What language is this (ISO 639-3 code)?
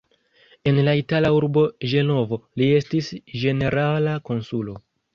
epo